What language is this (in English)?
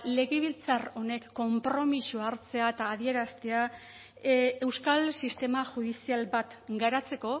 Basque